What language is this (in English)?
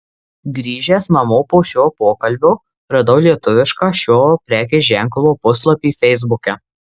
Lithuanian